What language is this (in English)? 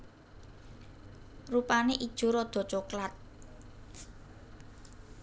Javanese